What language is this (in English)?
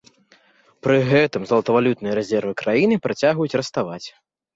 Belarusian